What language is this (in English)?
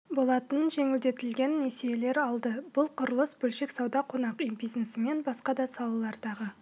Kazakh